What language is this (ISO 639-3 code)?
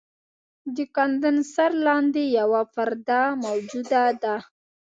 pus